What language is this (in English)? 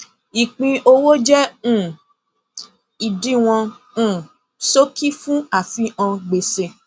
Yoruba